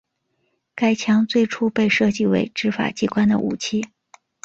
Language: Chinese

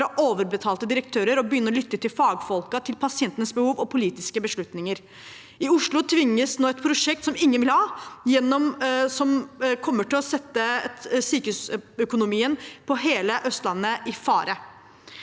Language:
Norwegian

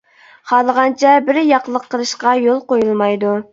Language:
Uyghur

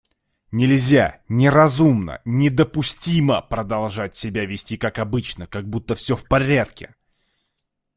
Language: Russian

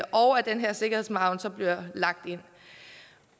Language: Danish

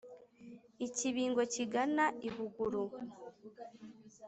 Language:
Kinyarwanda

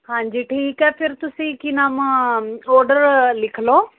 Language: Punjabi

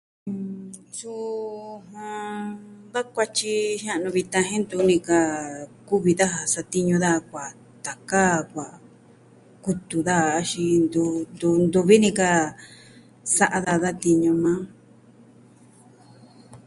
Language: Southwestern Tlaxiaco Mixtec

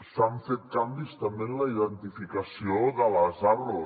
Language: Catalan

